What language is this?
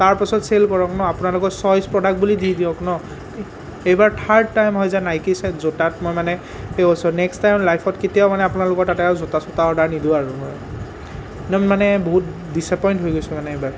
Assamese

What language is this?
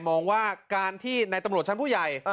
Thai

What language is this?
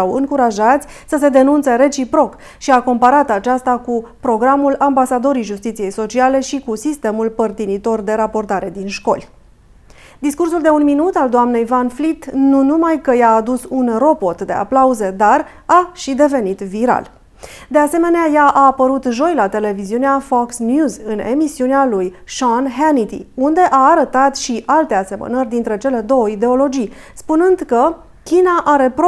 Romanian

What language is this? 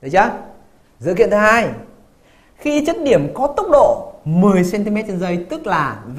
Vietnamese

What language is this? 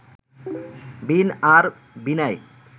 Bangla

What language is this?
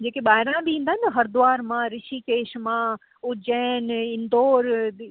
Sindhi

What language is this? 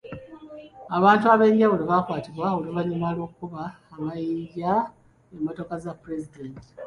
Ganda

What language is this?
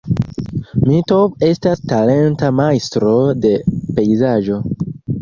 Esperanto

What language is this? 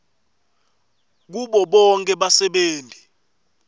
Swati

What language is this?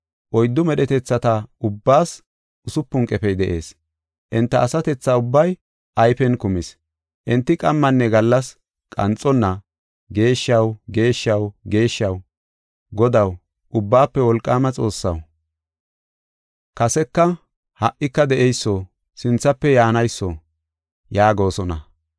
Gofa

